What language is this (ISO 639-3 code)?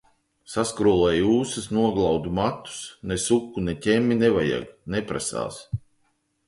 lav